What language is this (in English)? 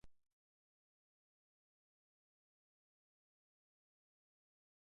Basque